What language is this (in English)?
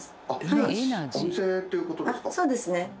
Japanese